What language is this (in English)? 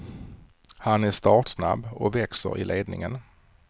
Swedish